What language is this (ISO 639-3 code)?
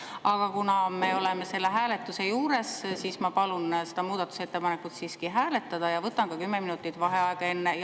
est